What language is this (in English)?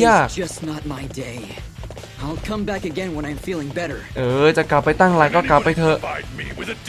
Thai